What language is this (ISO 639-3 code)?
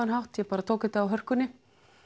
isl